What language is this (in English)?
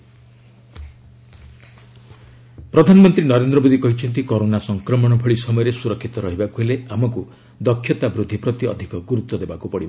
Odia